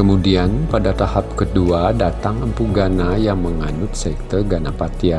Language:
Indonesian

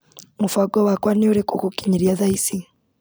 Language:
Kikuyu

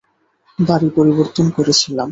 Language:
Bangla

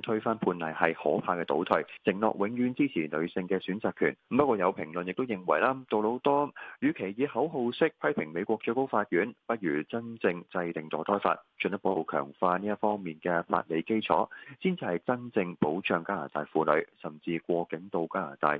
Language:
Chinese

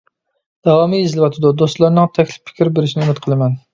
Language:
Uyghur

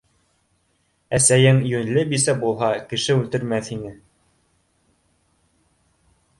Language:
Bashkir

